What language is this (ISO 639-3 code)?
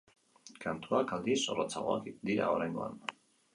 eus